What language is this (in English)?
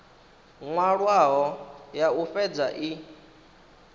Venda